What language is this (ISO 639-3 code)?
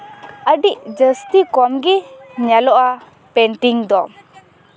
sat